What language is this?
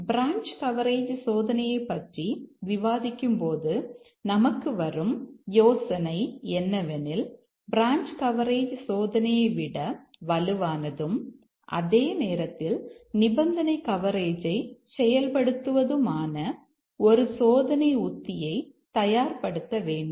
Tamil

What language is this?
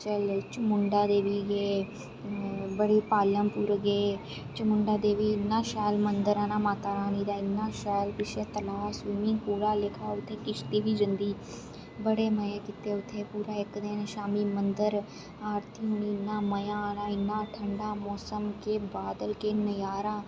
Dogri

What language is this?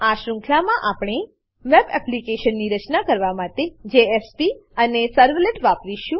Gujarati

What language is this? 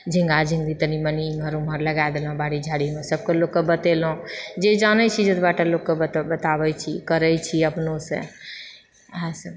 Maithili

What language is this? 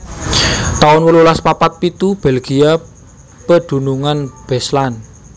Javanese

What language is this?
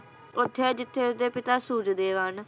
Punjabi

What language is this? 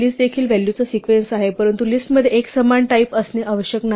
Marathi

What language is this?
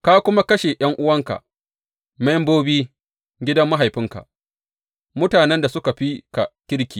Hausa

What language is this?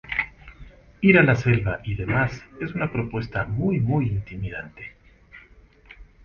Spanish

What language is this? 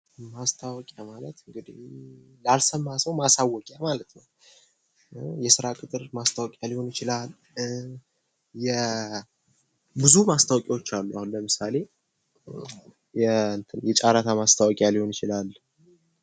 Amharic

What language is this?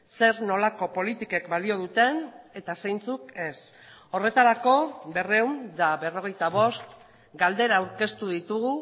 Basque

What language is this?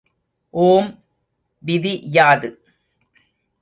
Tamil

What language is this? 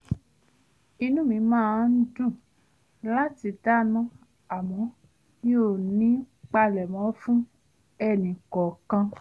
Yoruba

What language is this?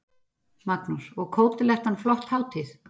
Icelandic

